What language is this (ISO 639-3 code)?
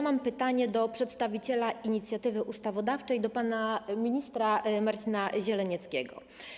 pol